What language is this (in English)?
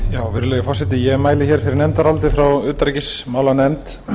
Icelandic